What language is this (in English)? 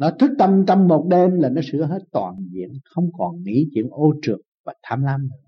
Vietnamese